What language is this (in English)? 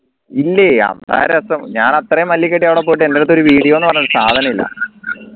Malayalam